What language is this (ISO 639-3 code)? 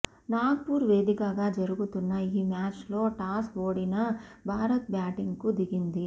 tel